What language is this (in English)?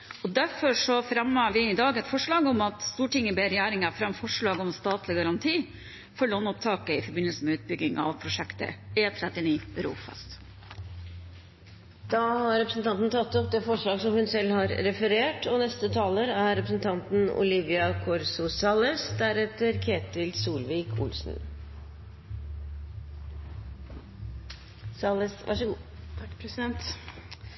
Norwegian